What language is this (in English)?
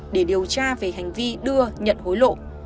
Vietnamese